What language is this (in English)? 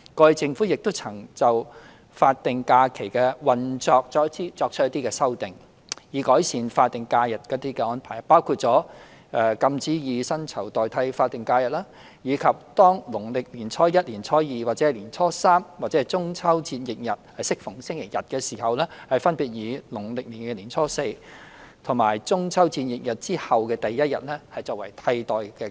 Cantonese